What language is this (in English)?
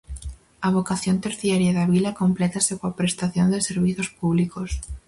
Galician